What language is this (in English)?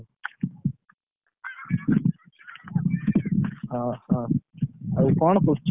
Odia